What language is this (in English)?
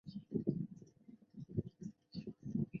Chinese